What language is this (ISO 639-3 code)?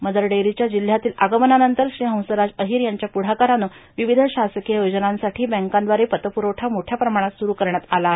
mar